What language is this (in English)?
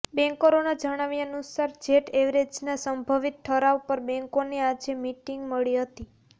Gujarati